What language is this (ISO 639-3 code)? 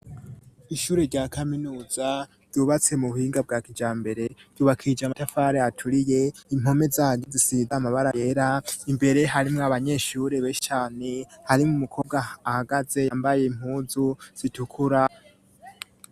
run